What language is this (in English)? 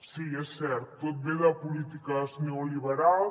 Catalan